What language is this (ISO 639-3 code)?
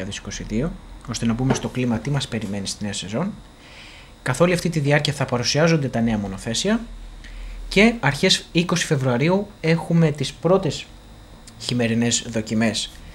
ell